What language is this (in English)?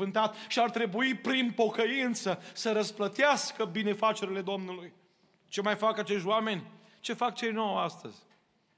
Romanian